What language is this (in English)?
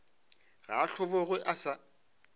Northern Sotho